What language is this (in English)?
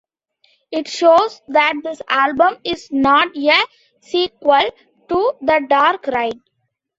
English